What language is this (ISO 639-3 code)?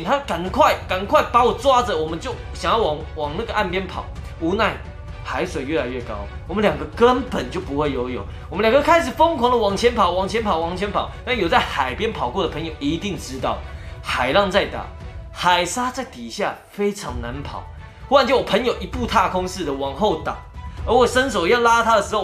zho